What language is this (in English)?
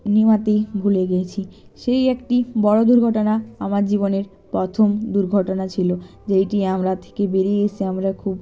Bangla